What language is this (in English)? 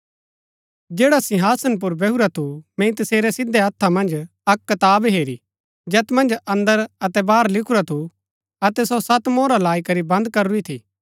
Gaddi